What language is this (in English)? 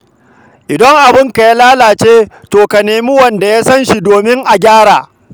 Hausa